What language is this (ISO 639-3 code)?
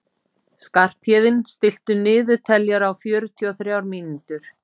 isl